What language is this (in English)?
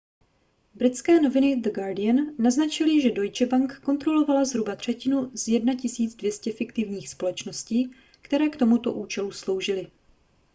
Czech